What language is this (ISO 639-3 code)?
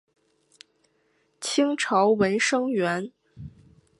zho